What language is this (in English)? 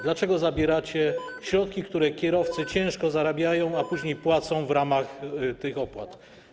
Polish